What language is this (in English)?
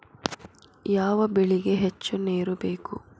Kannada